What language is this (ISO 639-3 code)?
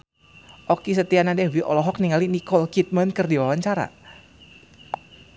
sun